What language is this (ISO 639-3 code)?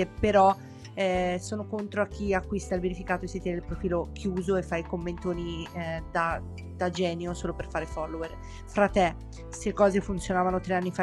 ita